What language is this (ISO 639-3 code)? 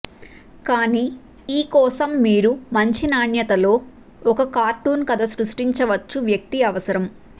tel